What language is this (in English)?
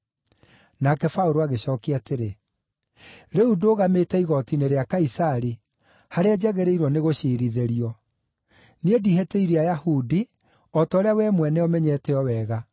Kikuyu